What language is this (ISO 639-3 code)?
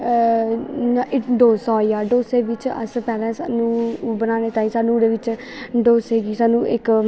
doi